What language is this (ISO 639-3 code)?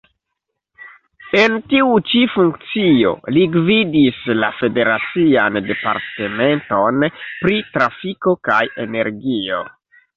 epo